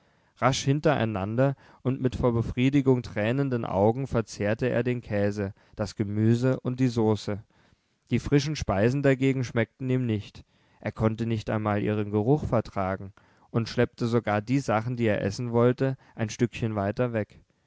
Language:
German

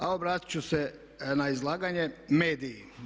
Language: Croatian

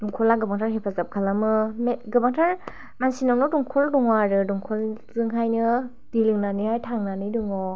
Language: Bodo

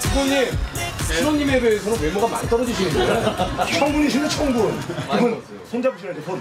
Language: Korean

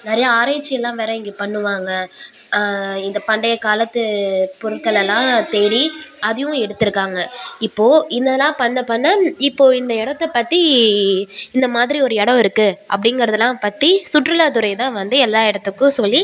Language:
Tamil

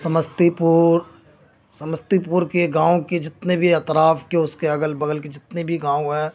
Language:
Urdu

